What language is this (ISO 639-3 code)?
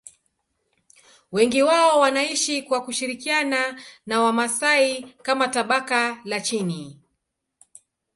swa